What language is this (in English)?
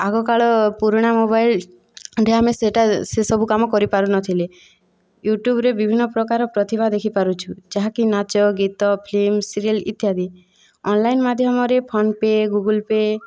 Odia